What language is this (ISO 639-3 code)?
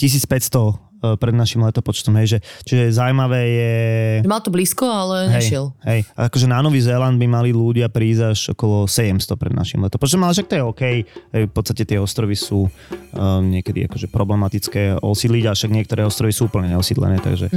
slk